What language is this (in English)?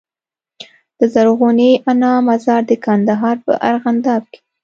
Pashto